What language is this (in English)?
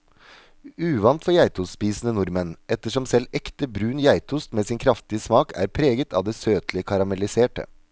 Norwegian